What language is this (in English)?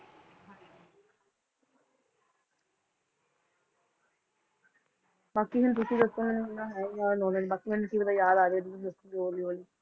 Punjabi